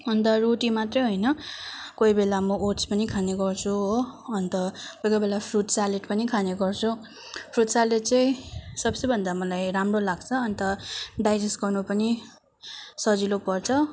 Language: Nepali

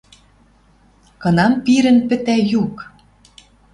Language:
Western Mari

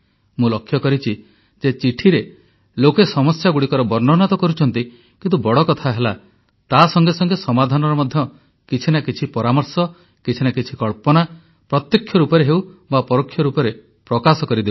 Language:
Odia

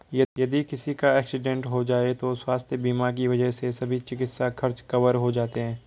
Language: Hindi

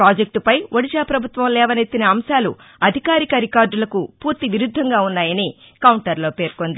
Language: Telugu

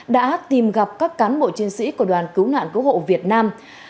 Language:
Vietnamese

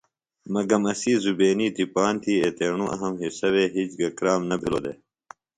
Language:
Phalura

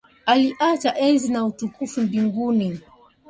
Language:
Swahili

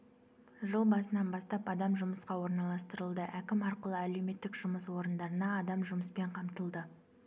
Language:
Kazakh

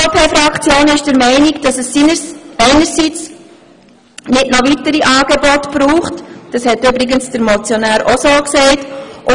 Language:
Swiss German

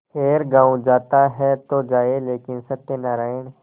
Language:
Hindi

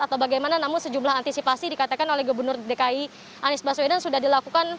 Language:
Indonesian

